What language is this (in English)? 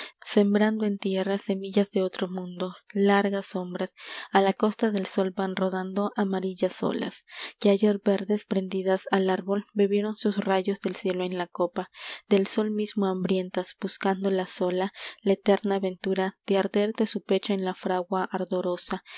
Spanish